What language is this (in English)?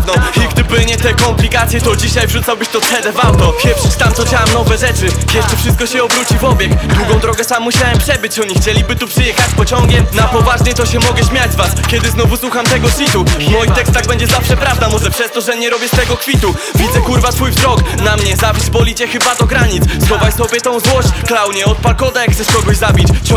Polish